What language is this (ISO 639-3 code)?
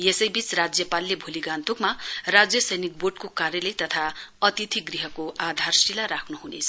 nep